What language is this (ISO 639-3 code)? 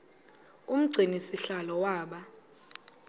xho